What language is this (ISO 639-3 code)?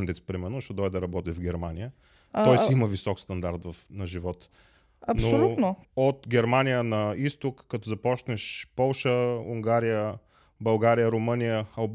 bul